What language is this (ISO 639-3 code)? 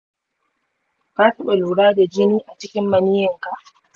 hau